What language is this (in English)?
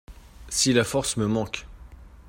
French